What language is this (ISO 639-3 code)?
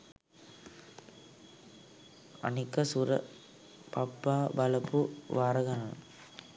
sin